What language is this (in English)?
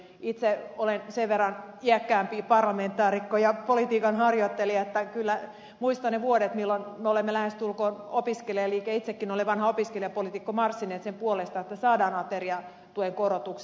Finnish